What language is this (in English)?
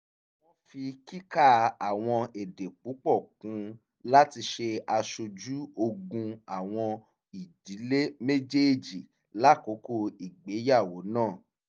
Yoruba